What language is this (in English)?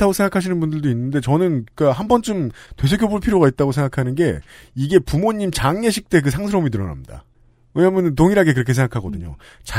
Korean